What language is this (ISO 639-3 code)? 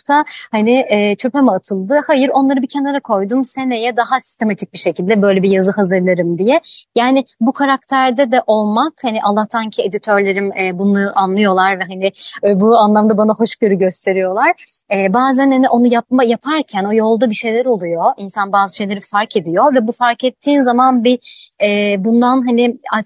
tur